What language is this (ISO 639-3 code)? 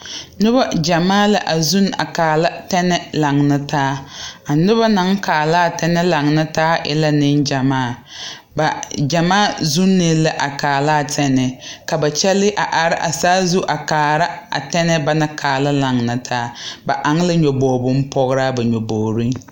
dga